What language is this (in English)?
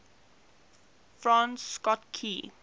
English